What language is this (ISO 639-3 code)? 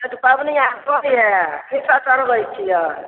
mai